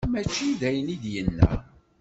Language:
Kabyle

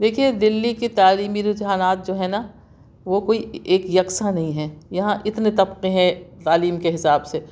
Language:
Urdu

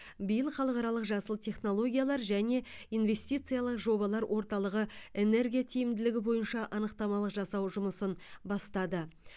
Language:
Kazakh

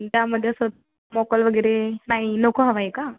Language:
Marathi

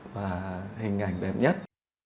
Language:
Vietnamese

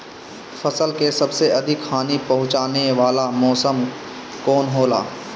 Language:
Bhojpuri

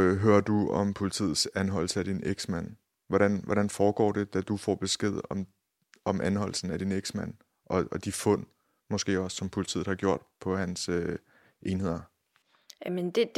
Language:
Danish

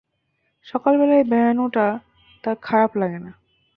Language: Bangla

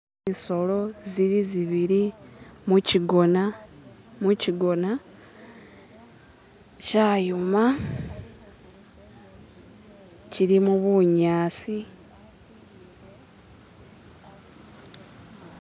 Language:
Masaaba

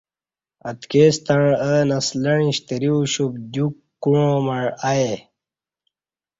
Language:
Kati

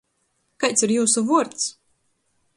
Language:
Latgalian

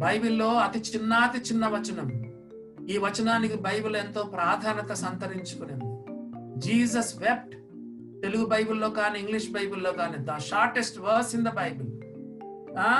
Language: Telugu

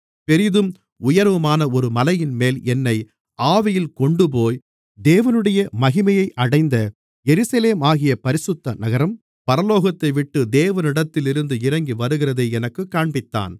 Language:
Tamil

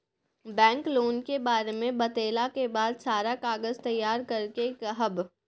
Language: Maithili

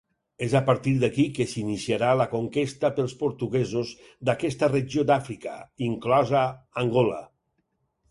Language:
Catalan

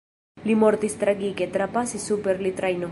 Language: Esperanto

